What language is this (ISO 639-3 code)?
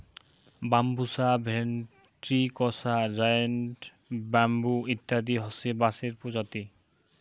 ben